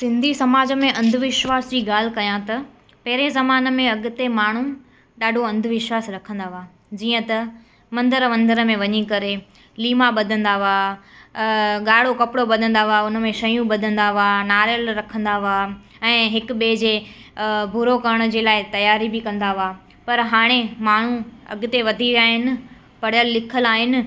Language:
Sindhi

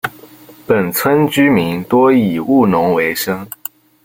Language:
Chinese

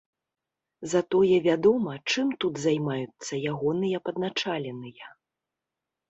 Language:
Belarusian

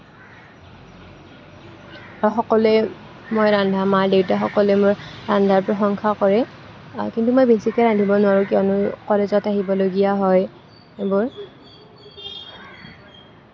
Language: Assamese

